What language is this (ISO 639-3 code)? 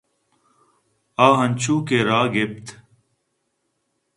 bgp